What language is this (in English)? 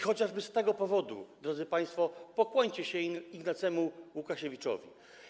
Polish